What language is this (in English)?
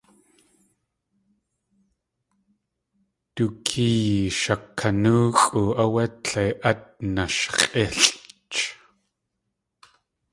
Tlingit